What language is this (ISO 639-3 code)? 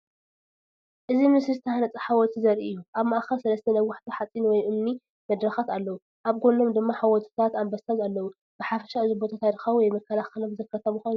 tir